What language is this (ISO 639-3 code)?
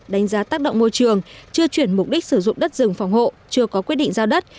vie